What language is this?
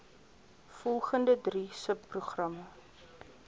Afrikaans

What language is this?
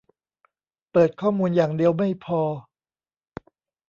Thai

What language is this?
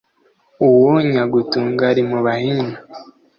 Kinyarwanda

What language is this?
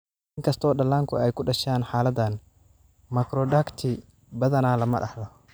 Somali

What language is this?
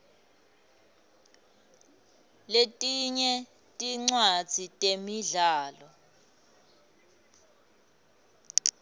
Swati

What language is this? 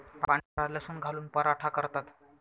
Marathi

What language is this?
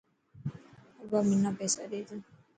Dhatki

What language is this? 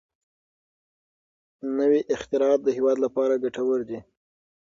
Pashto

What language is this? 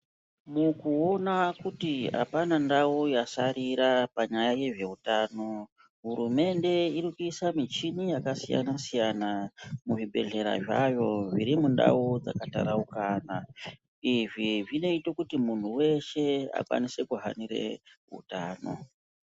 Ndau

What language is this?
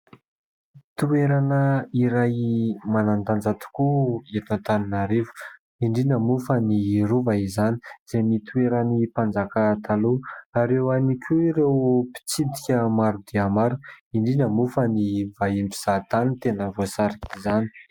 Malagasy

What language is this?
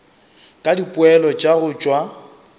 Northern Sotho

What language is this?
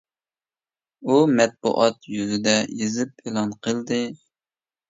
Uyghur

